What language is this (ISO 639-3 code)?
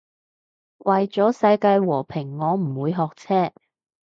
yue